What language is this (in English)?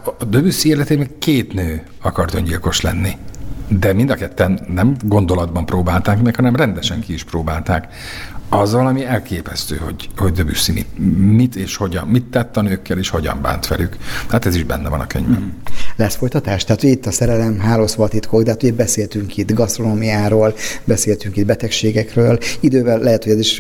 Hungarian